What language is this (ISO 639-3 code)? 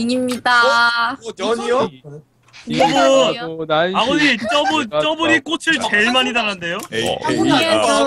kor